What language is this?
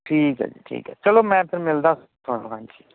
Punjabi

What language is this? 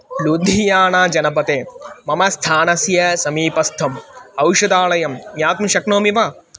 Sanskrit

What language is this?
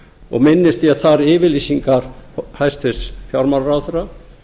Icelandic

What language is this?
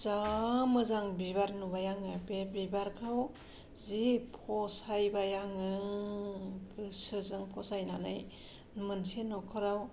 Bodo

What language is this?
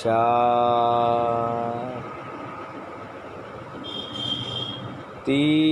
Hindi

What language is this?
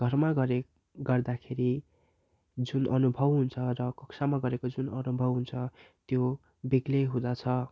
Nepali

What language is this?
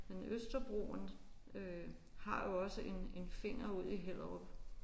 Danish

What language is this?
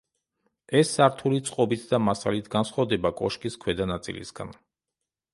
Georgian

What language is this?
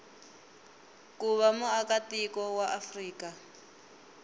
Tsonga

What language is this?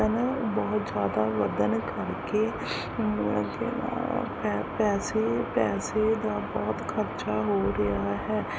Punjabi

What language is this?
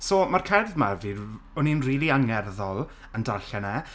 Welsh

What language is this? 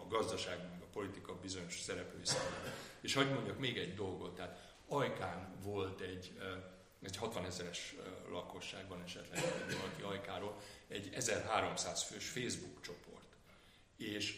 Hungarian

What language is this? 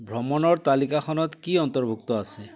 Assamese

